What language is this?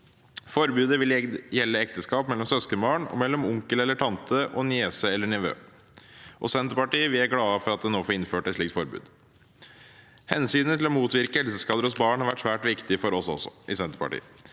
Norwegian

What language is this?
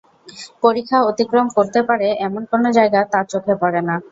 Bangla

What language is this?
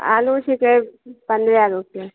Maithili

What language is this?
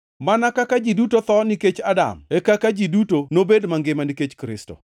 Luo (Kenya and Tanzania)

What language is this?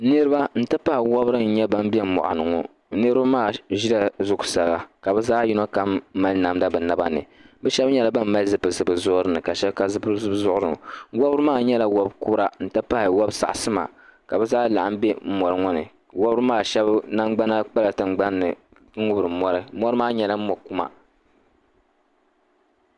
Dagbani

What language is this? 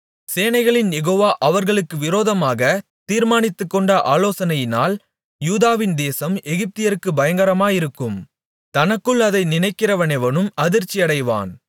Tamil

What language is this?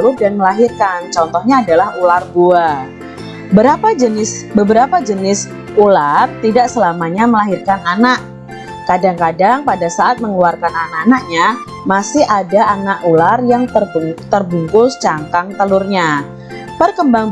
Indonesian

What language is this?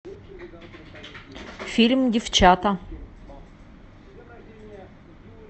Russian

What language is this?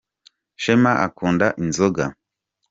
Kinyarwanda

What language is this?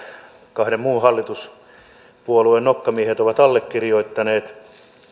Finnish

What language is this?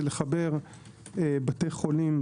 Hebrew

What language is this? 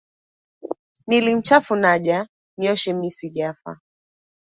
Swahili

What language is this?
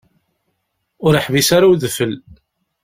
Kabyle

